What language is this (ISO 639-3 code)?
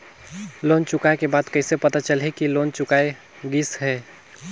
hne